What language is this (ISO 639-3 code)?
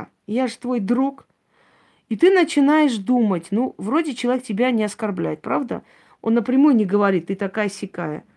rus